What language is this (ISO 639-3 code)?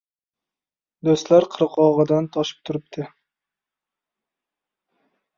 uzb